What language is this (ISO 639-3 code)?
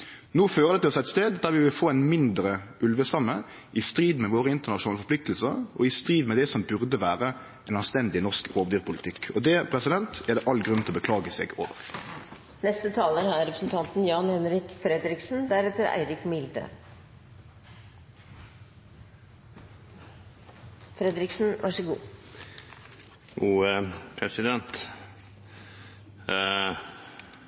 nno